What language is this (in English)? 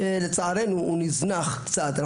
Hebrew